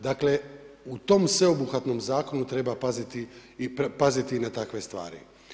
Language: Croatian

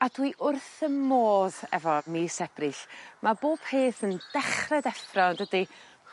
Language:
Welsh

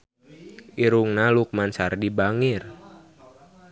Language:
Sundanese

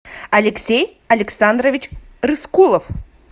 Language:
Russian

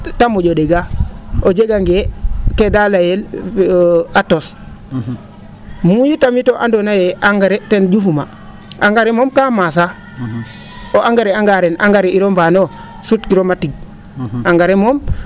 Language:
Serer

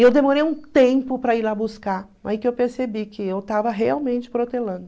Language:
Portuguese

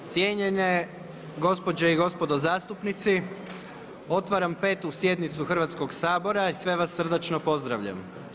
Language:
Croatian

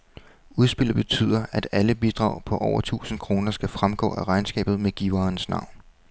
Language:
Danish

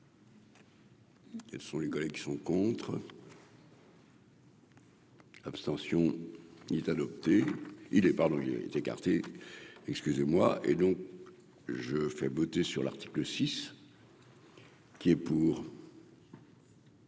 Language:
French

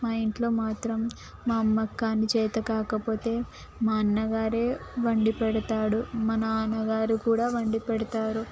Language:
Telugu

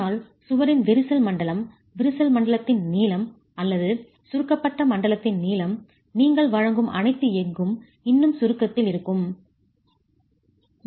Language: Tamil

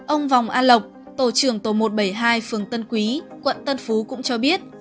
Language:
Vietnamese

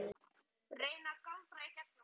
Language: Icelandic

